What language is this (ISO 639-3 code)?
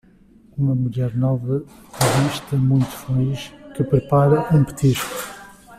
por